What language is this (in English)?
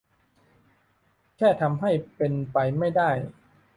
Thai